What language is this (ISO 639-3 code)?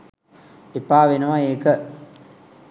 sin